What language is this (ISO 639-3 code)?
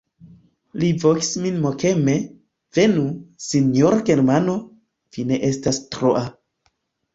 epo